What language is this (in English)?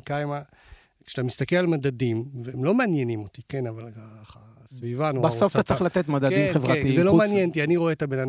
Hebrew